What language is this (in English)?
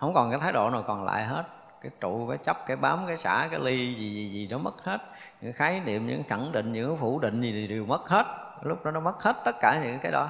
Vietnamese